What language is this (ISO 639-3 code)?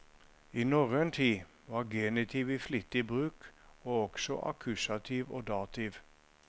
nor